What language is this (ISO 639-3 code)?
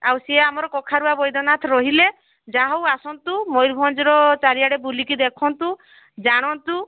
ori